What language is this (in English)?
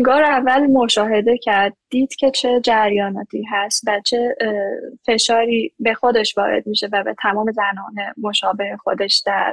Persian